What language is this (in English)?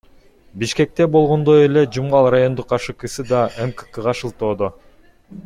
Kyrgyz